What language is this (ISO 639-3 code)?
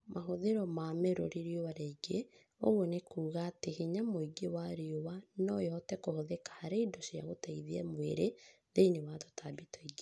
kik